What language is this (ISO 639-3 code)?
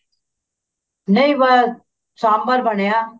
pan